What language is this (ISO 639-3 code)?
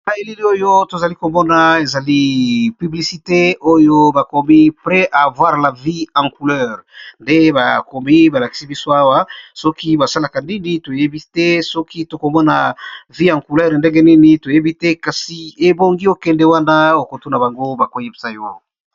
lin